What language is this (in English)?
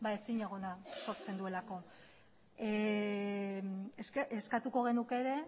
Basque